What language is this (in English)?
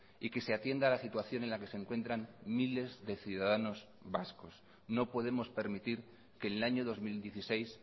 Spanish